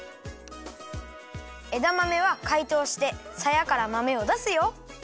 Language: Japanese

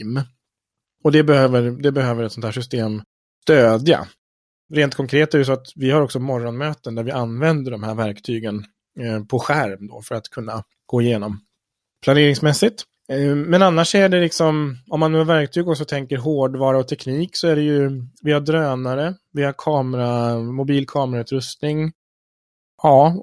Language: Swedish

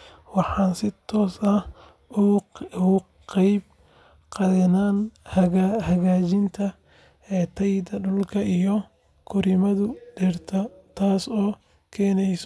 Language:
Somali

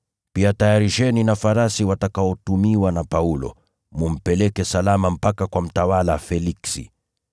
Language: Swahili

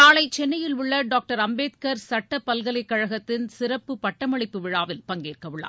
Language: Tamil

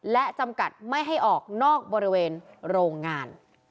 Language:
Thai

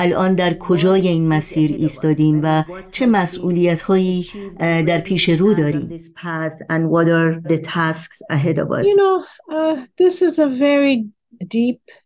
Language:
Persian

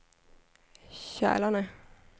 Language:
Swedish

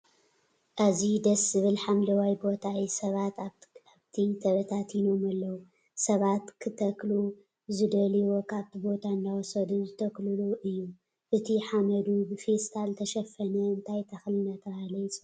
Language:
Tigrinya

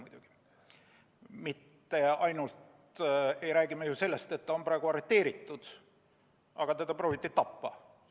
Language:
Estonian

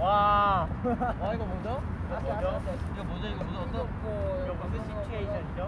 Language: Korean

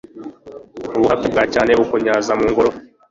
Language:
Kinyarwanda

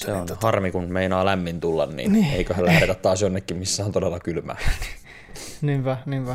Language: Finnish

